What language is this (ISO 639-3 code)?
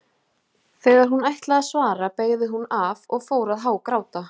isl